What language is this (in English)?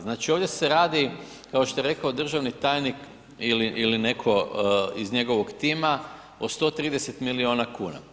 Croatian